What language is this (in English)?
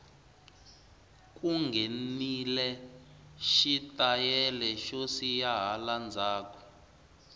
Tsonga